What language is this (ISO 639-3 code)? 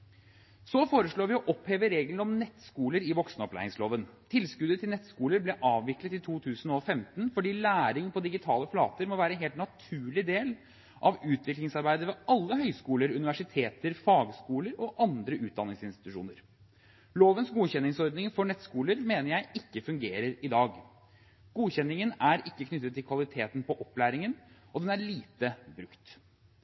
nob